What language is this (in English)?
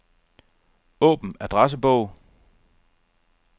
Danish